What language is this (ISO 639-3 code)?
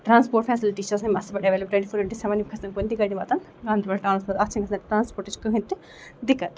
kas